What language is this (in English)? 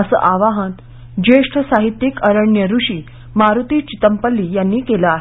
Marathi